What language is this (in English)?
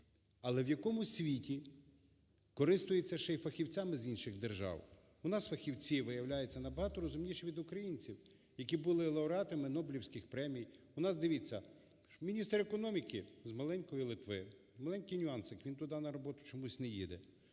Ukrainian